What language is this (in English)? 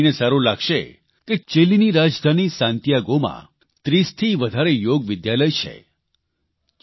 Gujarati